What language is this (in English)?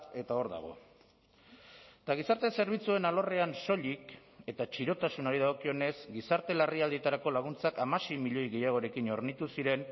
Basque